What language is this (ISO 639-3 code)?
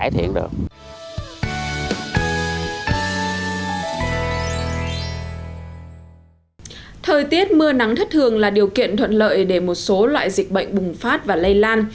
vie